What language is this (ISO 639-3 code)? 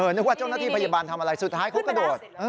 tha